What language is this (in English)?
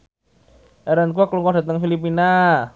Javanese